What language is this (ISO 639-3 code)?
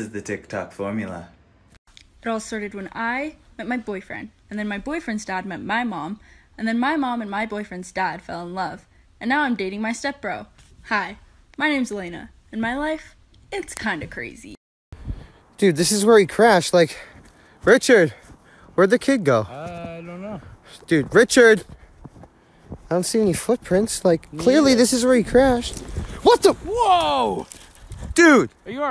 eng